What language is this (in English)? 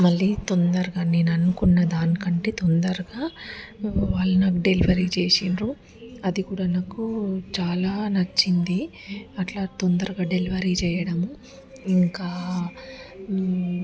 Telugu